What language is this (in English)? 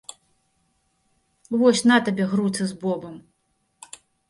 Belarusian